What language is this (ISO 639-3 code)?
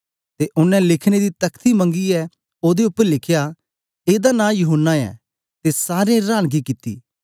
doi